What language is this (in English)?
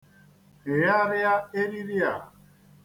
Igbo